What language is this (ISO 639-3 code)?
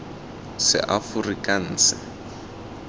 tsn